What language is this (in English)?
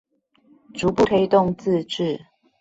Chinese